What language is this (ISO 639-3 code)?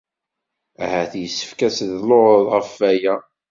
kab